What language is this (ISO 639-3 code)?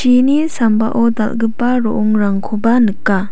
grt